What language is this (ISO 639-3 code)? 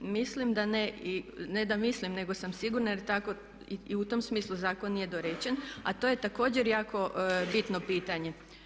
hrv